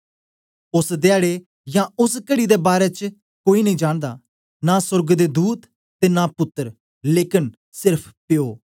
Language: Dogri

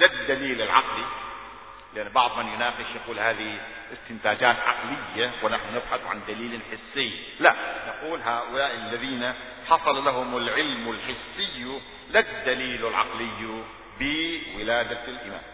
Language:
Arabic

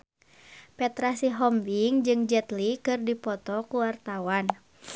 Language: Sundanese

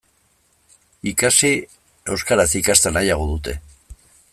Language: Basque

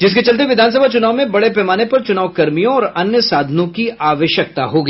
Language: Hindi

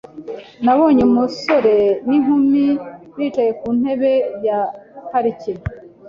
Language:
Kinyarwanda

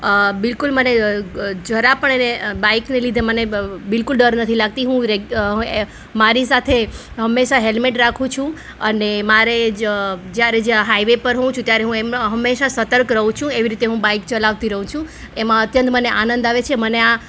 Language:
Gujarati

